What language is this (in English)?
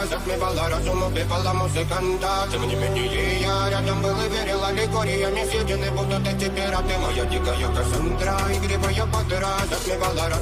Romanian